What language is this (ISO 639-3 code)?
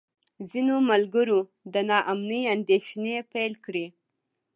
pus